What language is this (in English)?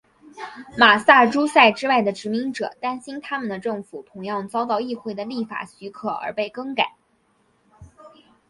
Chinese